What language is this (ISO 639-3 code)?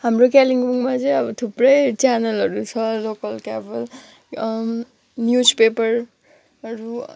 nep